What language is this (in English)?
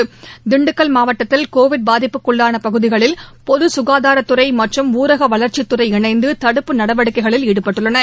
Tamil